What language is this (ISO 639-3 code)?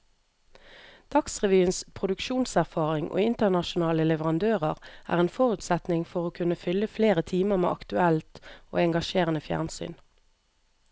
nor